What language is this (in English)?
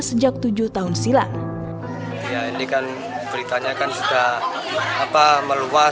Indonesian